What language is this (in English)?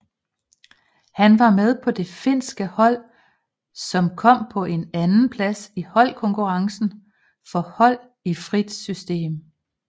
Danish